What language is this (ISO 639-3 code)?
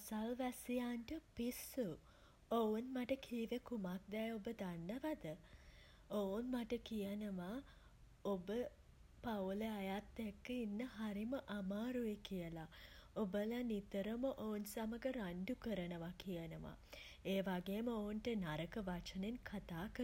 sin